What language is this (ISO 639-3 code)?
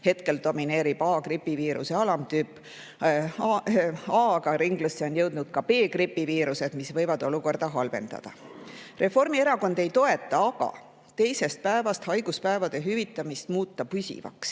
est